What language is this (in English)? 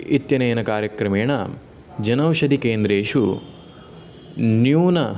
Sanskrit